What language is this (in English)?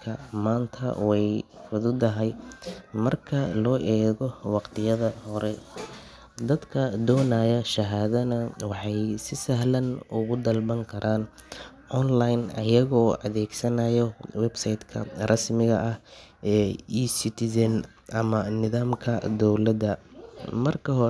Somali